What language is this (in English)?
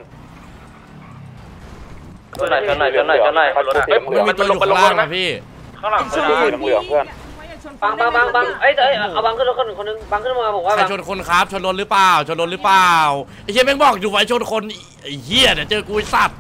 Thai